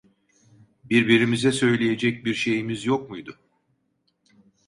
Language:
Turkish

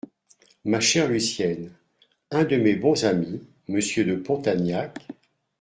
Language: French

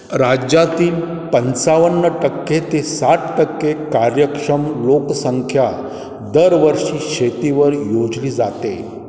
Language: Marathi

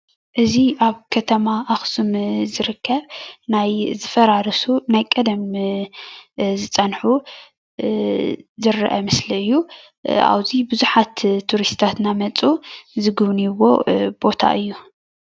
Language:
Tigrinya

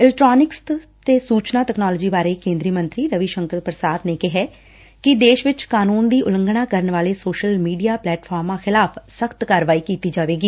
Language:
Punjabi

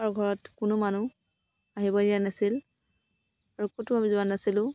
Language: Assamese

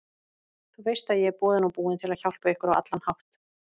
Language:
Icelandic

